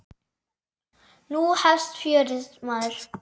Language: Icelandic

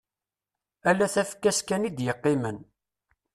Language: Kabyle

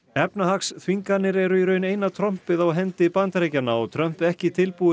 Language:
Icelandic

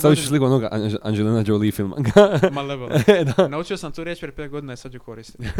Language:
Croatian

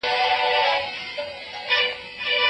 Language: Pashto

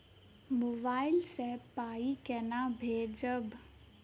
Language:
Maithili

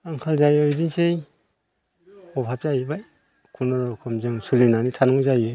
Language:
Bodo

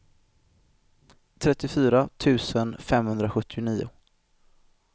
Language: Swedish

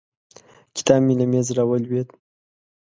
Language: Pashto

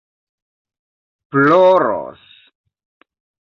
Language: Esperanto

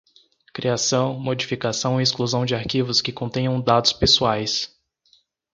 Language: Portuguese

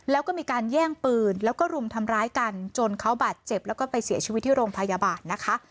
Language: Thai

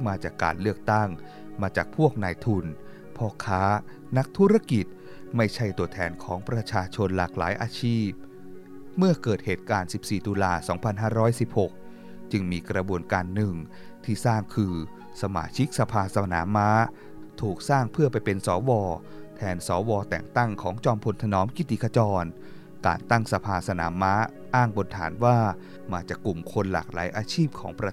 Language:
Thai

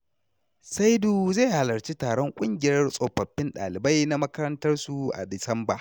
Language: Hausa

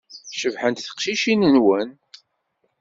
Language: Kabyle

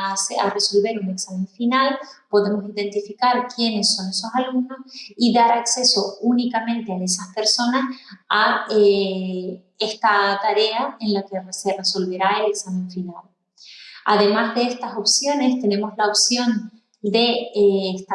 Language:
Spanish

